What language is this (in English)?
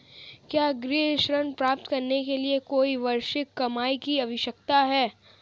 Hindi